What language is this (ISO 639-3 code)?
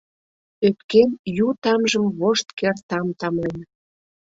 chm